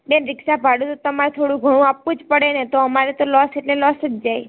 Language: Gujarati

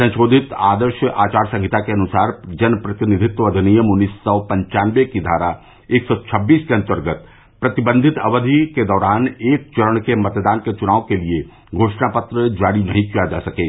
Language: Hindi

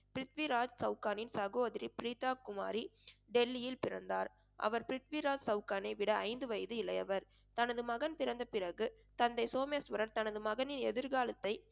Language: Tamil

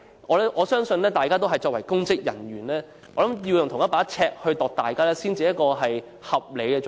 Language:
Cantonese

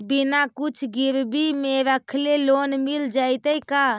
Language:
Magahi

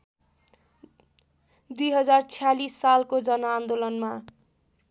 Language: Nepali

